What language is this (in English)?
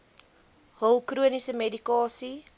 Afrikaans